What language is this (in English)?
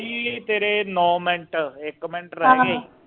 Punjabi